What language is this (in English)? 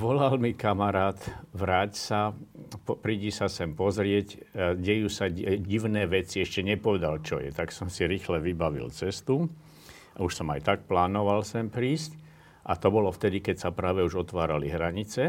Slovak